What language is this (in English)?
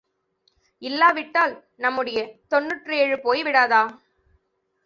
Tamil